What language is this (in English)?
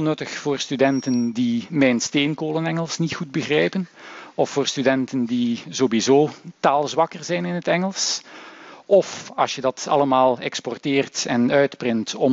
Dutch